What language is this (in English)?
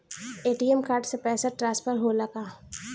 Bhojpuri